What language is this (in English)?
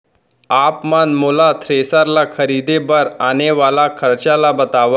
Chhattisgarhi